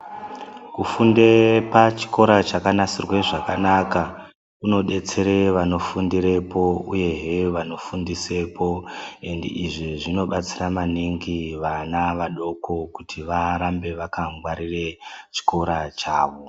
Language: Ndau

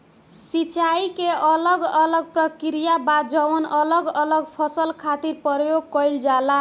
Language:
Bhojpuri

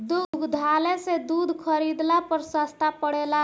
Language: Bhojpuri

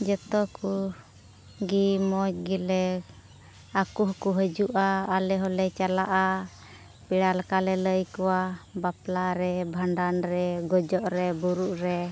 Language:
Santali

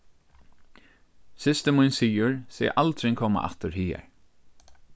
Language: Faroese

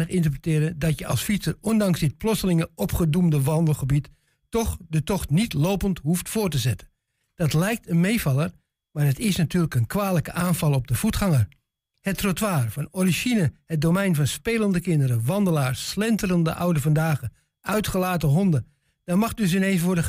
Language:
Dutch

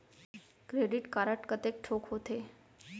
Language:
Chhattisgarhi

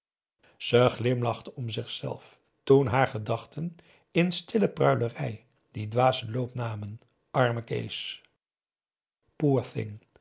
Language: Dutch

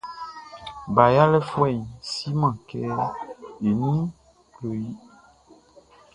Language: Baoulé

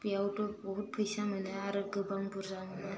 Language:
Bodo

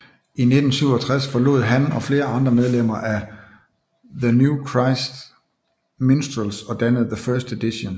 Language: Danish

